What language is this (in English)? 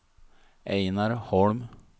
Swedish